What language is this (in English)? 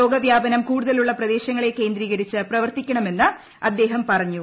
Malayalam